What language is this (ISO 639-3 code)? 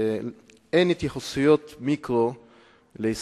heb